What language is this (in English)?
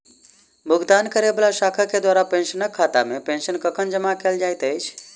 Maithili